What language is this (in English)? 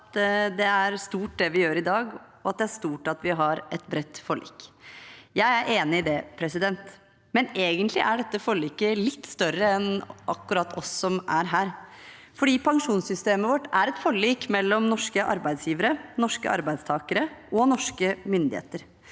Norwegian